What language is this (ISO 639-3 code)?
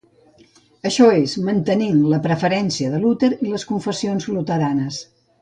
cat